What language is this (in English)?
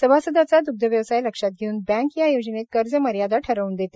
Marathi